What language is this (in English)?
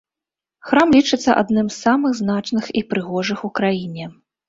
Belarusian